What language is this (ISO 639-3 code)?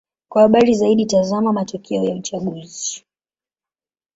swa